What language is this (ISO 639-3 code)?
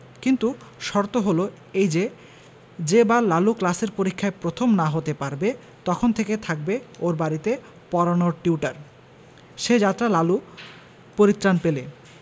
ben